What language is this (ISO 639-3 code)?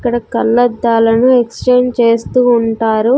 tel